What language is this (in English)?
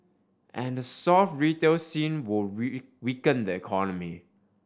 English